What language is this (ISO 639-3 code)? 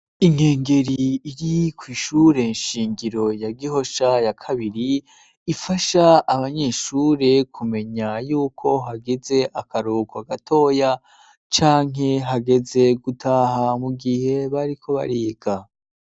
run